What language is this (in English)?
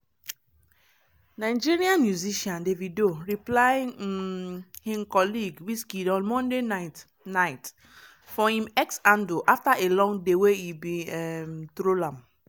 Nigerian Pidgin